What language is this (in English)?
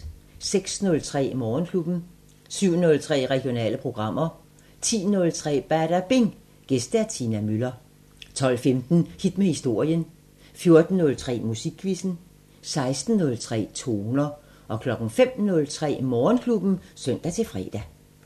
Danish